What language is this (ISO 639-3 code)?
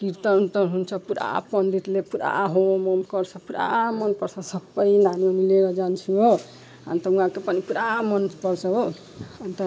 nep